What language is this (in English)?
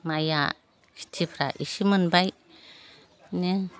Bodo